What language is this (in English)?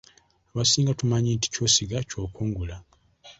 Ganda